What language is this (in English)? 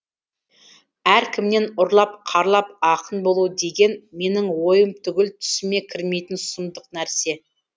Kazakh